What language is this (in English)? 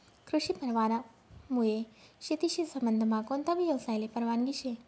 Marathi